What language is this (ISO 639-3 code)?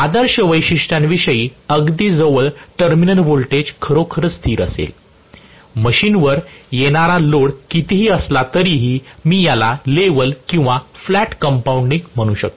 mar